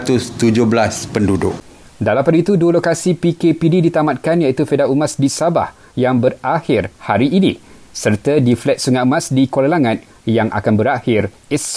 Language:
Malay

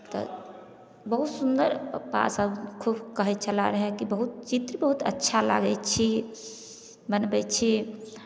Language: Maithili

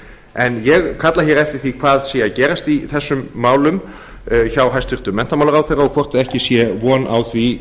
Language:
Icelandic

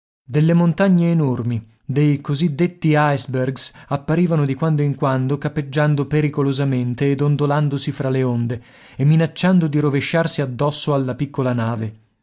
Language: Italian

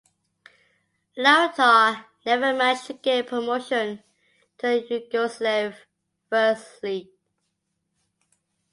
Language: English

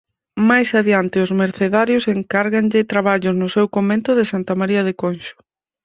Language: Galician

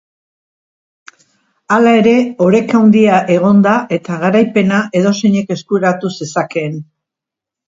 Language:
Basque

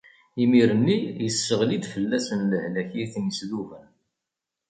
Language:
Kabyle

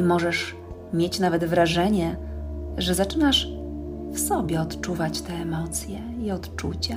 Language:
Polish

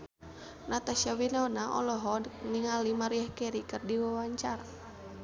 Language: Sundanese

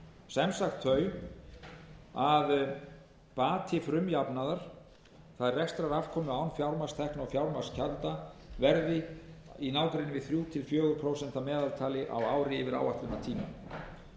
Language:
Icelandic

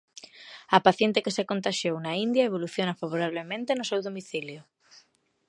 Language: Galician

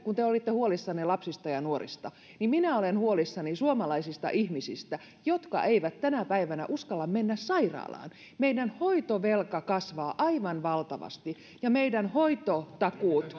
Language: Finnish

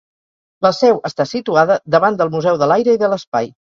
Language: Catalan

